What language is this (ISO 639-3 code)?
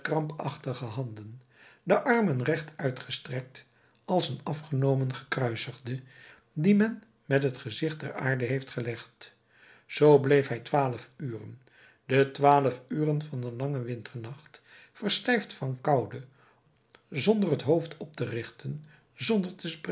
nld